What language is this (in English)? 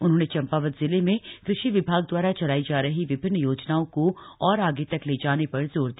Hindi